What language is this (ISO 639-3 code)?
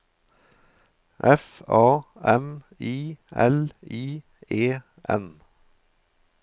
nor